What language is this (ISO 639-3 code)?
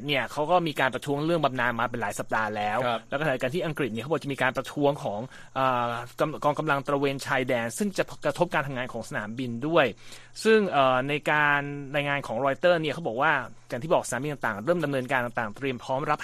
tha